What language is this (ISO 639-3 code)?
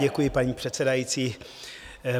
ces